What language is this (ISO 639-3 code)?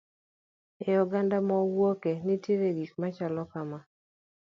luo